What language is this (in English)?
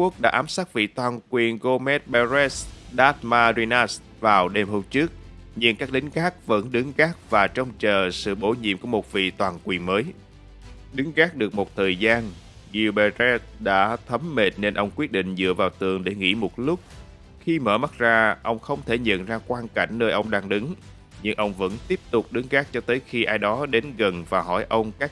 Vietnamese